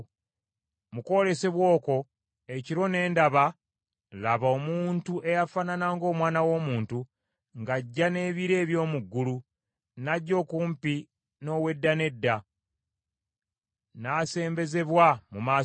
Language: Ganda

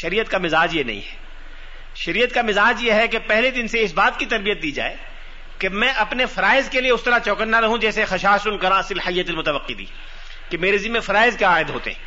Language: Urdu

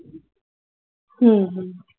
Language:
Marathi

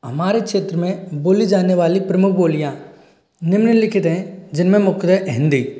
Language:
Hindi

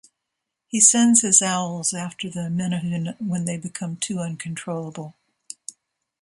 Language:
English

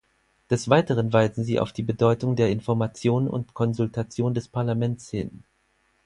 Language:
German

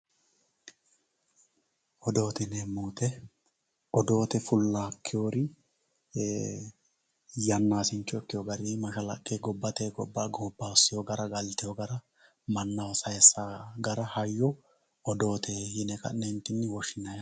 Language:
Sidamo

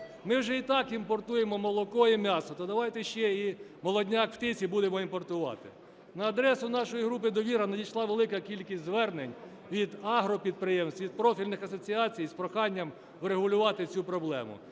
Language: Ukrainian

